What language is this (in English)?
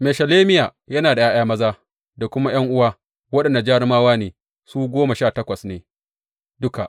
Hausa